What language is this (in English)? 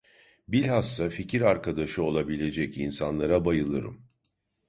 Turkish